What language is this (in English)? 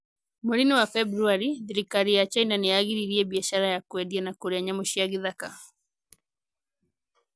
Kikuyu